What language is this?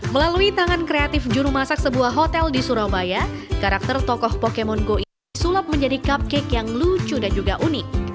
Indonesian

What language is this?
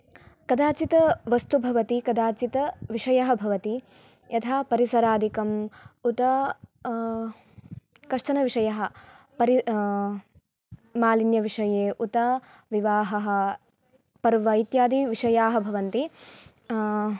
Sanskrit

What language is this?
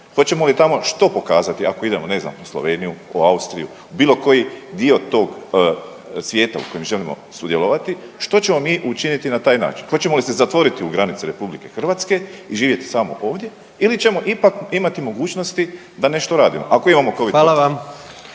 Croatian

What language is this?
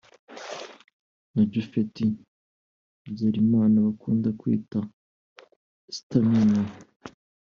Kinyarwanda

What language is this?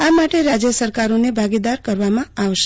Gujarati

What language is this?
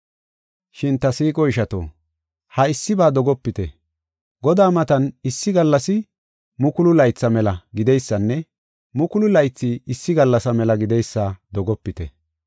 Gofa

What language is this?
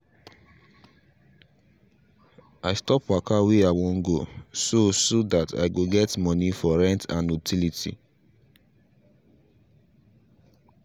Nigerian Pidgin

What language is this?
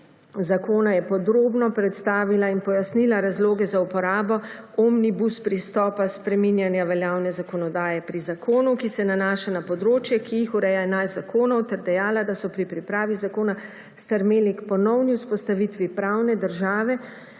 Slovenian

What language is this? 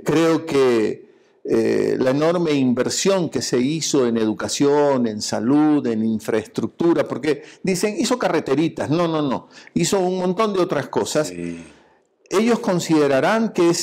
Spanish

